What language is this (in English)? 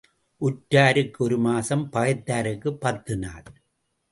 Tamil